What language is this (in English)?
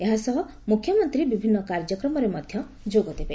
Odia